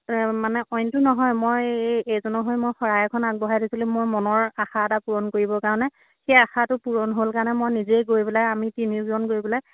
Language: Assamese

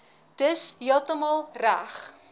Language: Afrikaans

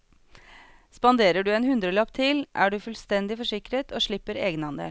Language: Norwegian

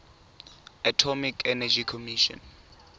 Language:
Tswana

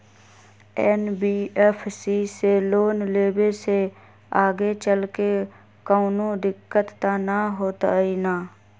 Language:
Magahi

